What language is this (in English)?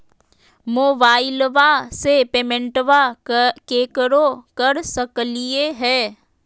Magahi